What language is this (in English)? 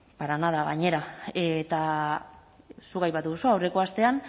Basque